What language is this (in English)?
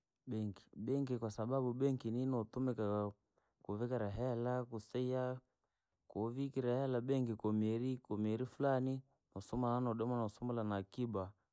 Langi